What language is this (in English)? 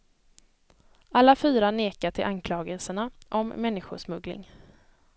Swedish